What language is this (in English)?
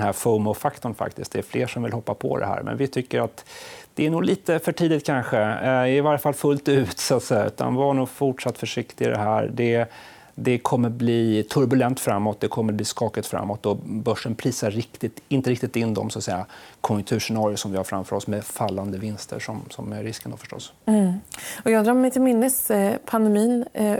Swedish